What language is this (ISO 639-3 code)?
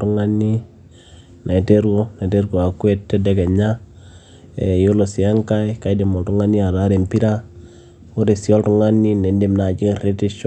mas